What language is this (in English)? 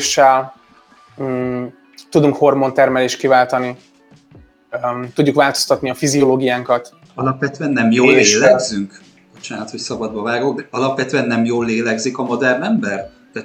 Hungarian